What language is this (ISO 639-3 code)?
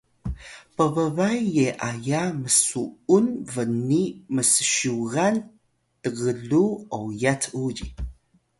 tay